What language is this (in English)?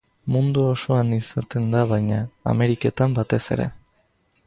Basque